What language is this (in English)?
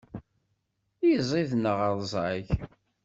Kabyle